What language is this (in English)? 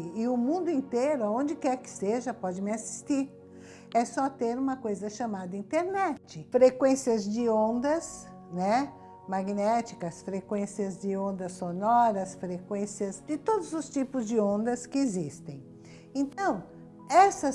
Portuguese